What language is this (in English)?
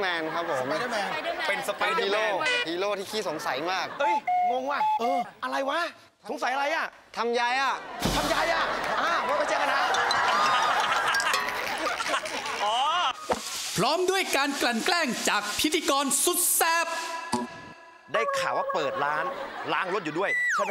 Thai